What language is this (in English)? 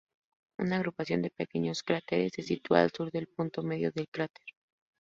Spanish